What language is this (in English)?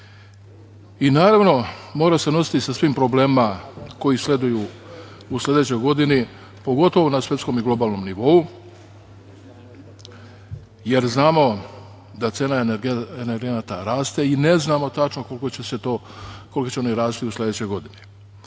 Serbian